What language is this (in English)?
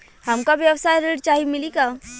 Bhojpuri